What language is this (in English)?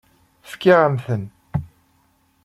Kabyle